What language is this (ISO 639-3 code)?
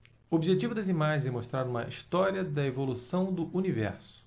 por